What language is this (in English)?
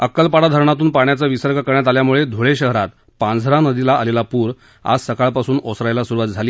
Marathi